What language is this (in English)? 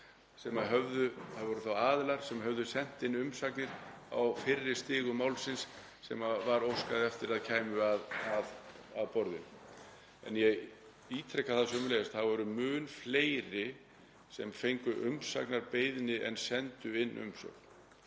Icelandic